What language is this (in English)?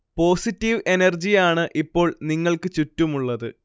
Malayalam